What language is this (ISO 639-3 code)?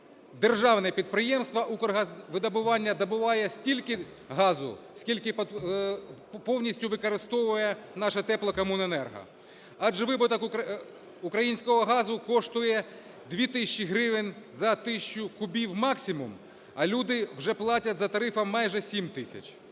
ukr